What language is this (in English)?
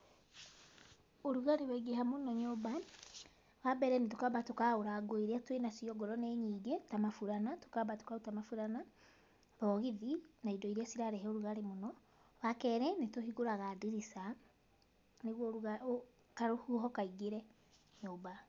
Kikuyu